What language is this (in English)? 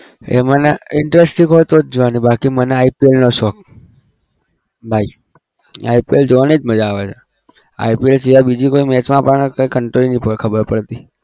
Gujarati